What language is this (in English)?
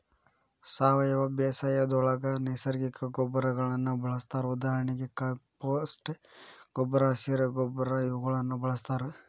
Kannada